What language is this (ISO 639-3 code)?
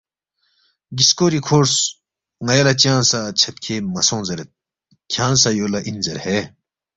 bft